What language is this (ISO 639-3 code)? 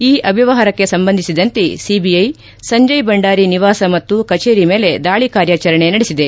kan